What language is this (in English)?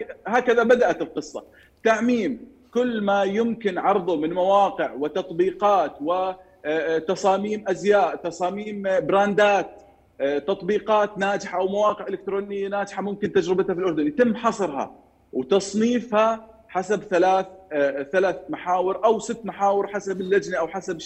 Arabic